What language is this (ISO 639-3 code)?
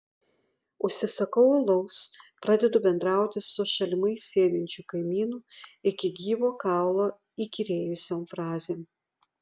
lit